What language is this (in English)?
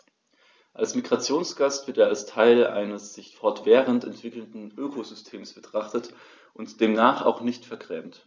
German